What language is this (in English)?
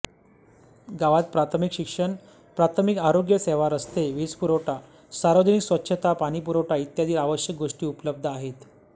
Marathi